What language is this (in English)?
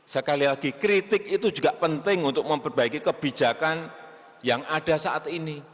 Indonesian